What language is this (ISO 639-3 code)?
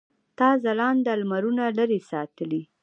pus